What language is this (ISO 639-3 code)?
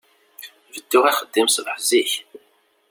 kab